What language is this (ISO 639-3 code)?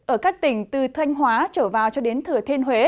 vie